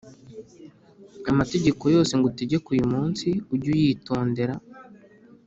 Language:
Kinyarwanda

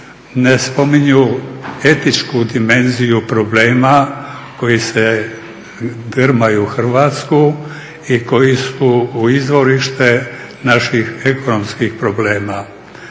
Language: Croatian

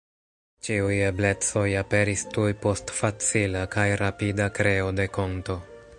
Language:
Esperanto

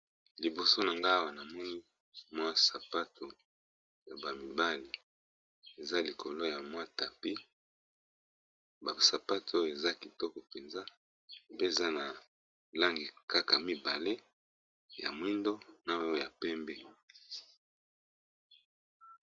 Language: Lingala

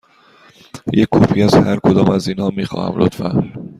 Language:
Persian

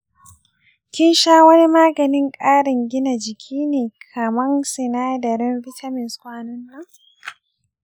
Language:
Hausa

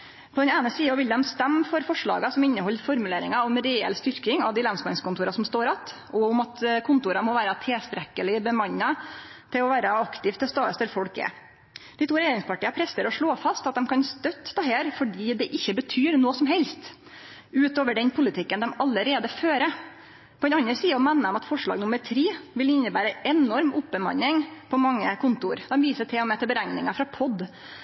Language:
Norwegian Nynorsk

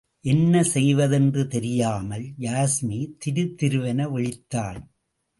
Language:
Tamil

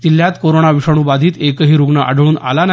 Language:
Marathi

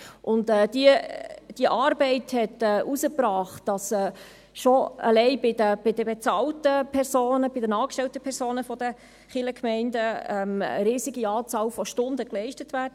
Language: Swiss German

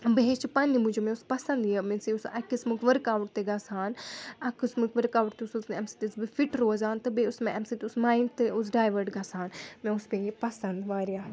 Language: Kashmiri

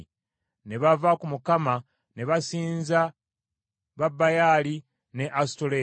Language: Ganda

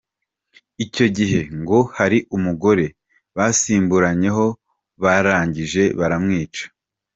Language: Kinyarwanda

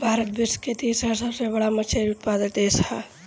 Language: Bhojpuri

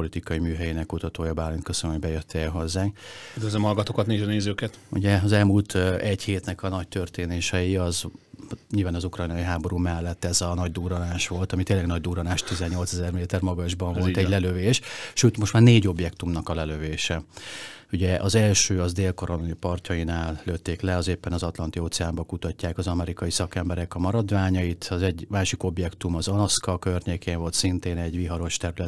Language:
Hungarian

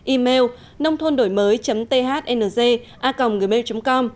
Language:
Vietnamese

